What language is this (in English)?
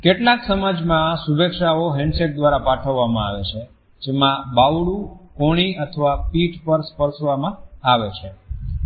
Gujarati